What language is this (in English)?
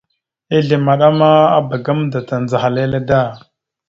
Mada (Cameroon)